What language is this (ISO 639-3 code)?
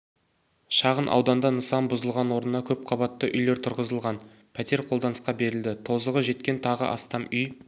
kaz